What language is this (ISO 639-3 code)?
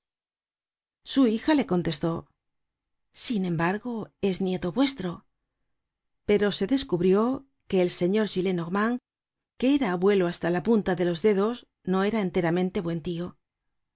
spa